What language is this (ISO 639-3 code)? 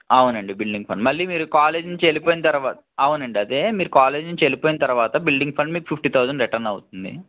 tel